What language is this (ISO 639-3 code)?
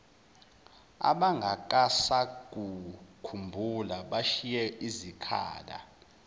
zul